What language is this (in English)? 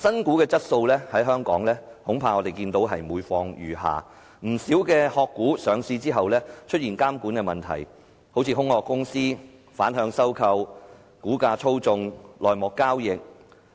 Cantonese